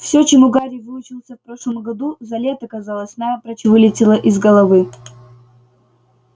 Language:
Russian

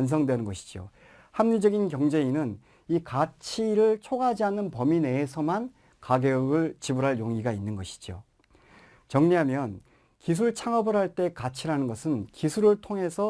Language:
Korean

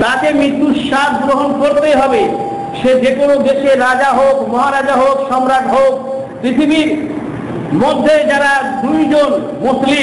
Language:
Indonesian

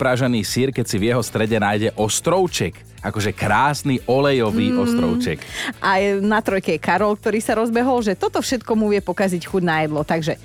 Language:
Slovak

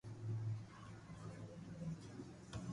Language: Loarki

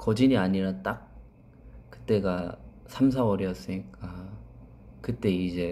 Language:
Korean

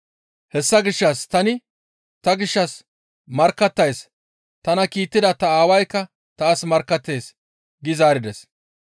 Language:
Gamo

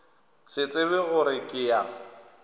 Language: Northern Sotho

